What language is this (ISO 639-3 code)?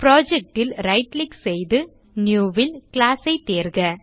tam